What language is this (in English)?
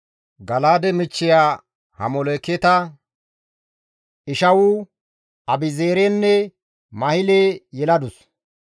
Gamo